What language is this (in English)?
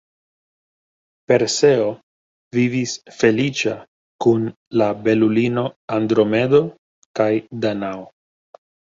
Esperanto